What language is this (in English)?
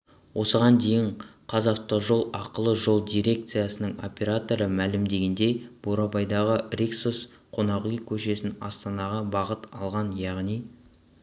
Kazakh